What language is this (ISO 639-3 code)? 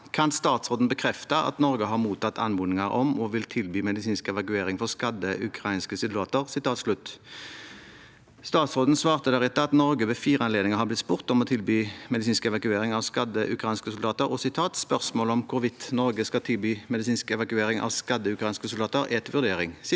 nor